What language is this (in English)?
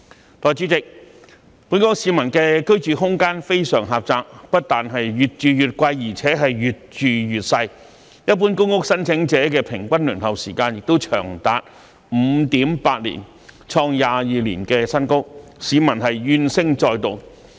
Cantonese